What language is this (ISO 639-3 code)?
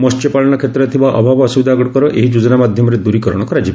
ori